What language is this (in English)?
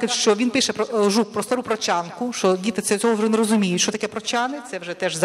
Ukrainian